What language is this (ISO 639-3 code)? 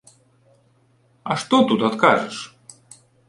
bel